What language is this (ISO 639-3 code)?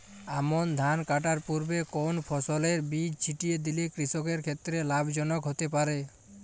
ben